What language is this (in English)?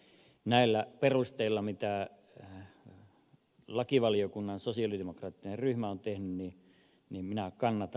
Finnish